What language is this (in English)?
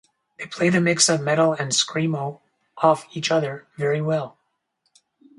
English